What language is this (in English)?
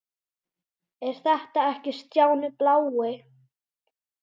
Icelandic